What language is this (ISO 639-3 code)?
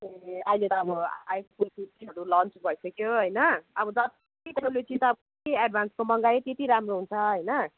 nep